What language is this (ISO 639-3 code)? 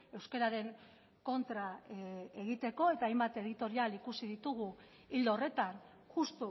eus